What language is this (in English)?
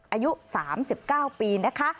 Thai